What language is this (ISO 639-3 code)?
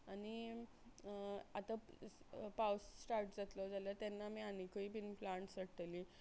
kok